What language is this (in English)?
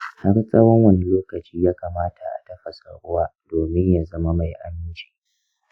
Hausa